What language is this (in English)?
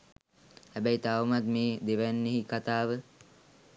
Sinhala